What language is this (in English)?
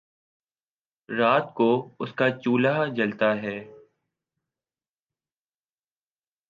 Urdu